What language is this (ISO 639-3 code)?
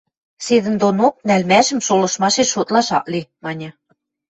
mrj